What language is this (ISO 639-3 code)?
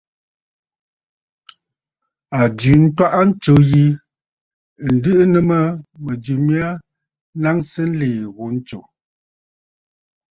bfd